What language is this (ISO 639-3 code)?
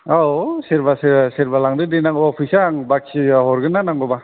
brx